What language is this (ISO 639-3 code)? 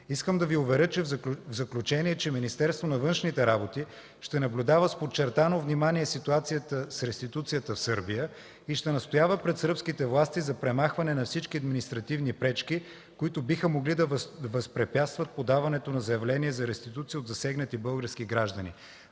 bul